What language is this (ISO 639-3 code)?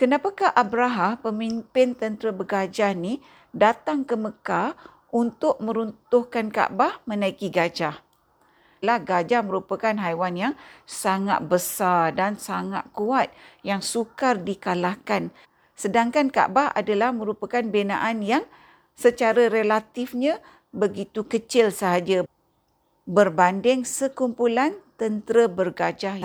msa